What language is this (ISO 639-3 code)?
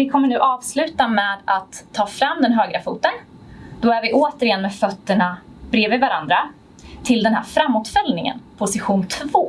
swe